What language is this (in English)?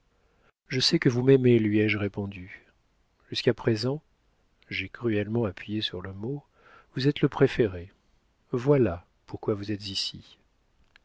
French